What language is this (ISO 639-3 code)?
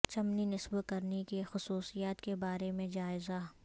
urd